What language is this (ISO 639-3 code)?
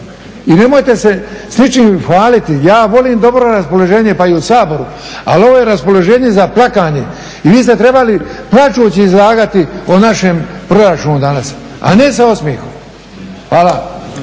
hrv